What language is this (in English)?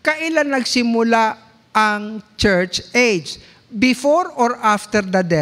Filipino